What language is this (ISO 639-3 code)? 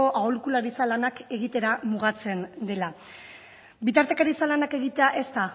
eus